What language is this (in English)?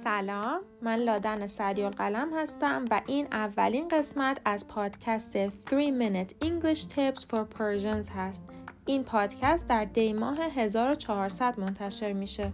Persian